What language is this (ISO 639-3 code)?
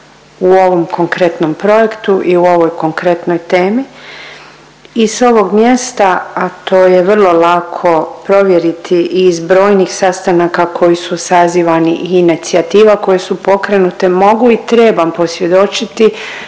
hrv